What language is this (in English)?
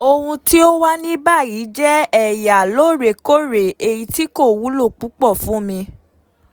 Yoruba